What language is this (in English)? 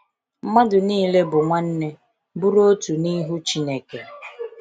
Igbo